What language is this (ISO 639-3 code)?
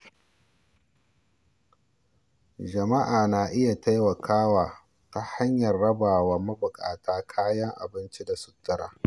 hau